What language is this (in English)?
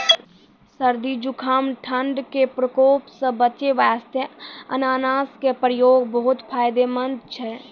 Maithili